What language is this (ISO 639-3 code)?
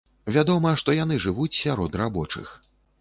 bel